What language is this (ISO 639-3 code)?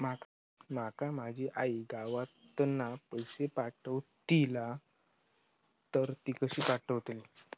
mar